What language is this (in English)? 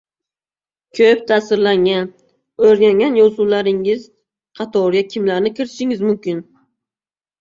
Uzbek